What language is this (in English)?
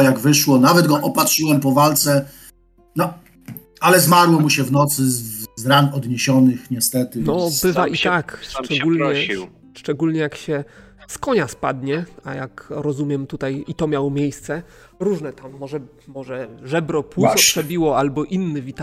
Polish